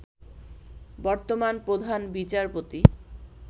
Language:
Bangla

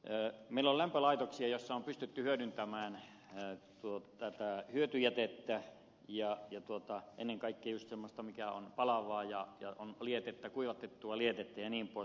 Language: Finnish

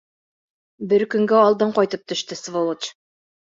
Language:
Bashkir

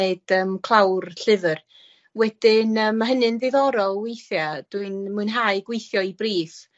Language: Welsh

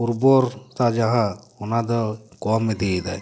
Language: Santali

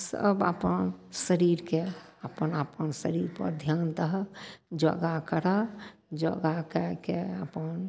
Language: Maithili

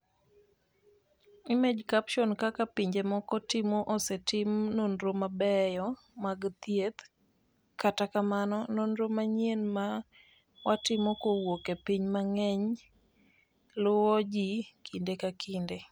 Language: Luo (Kenya and Tanzania)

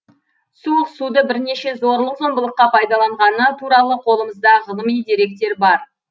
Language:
Kazakh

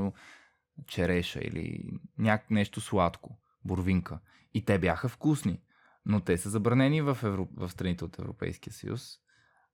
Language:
Bulgarian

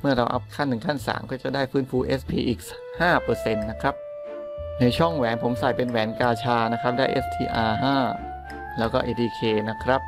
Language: Thai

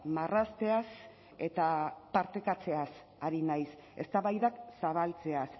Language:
Basque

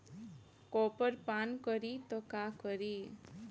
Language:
Bhojpuri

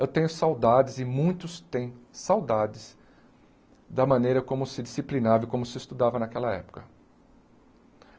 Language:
Portuguese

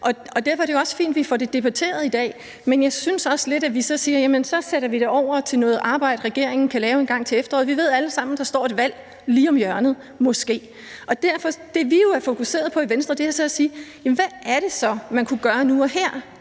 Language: Danish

